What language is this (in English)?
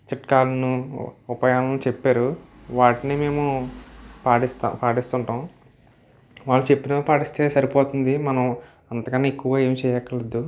Telugu